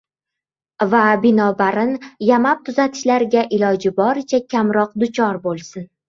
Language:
Uzbek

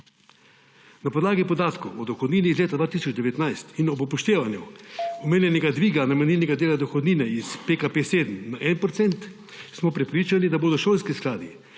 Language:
Slovenian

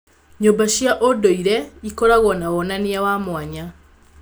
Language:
Kikuyu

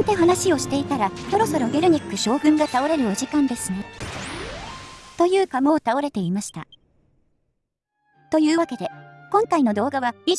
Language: Japanese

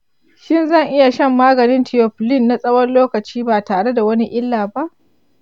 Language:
Hausa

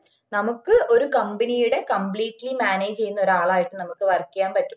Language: Malayalam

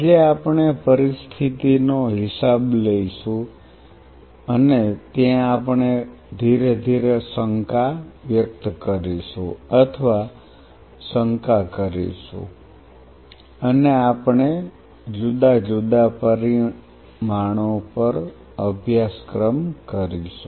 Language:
Gujarati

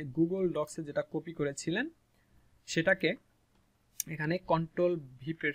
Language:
Hindi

